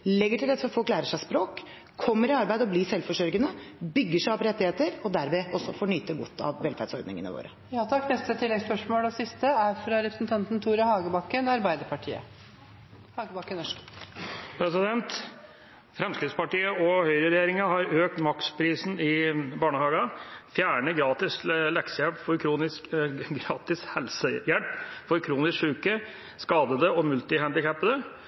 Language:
Norwegian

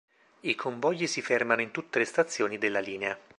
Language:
Italian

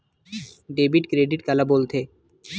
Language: Chhattisgarhi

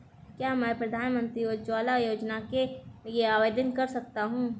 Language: Hindi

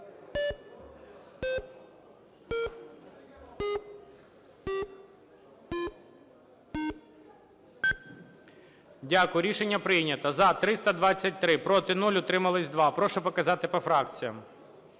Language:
Ukrainian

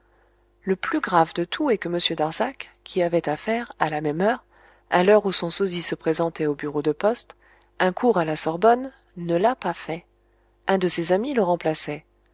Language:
French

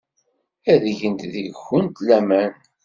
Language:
Kabyle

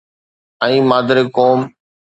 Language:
Sindhi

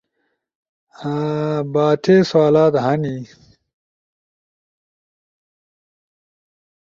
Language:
Ushojo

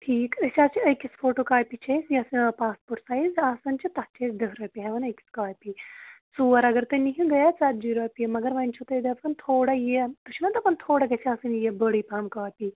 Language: Kashmiri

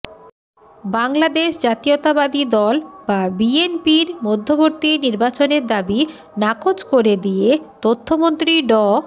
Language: Bangla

